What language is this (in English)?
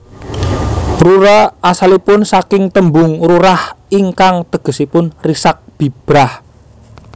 Javanese